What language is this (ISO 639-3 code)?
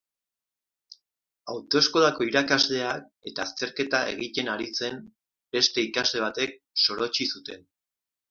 eus